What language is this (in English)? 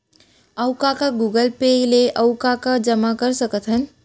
Chhattisgarhi